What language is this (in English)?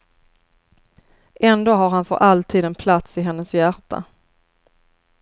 Swedish